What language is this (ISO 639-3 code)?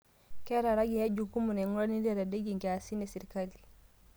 mas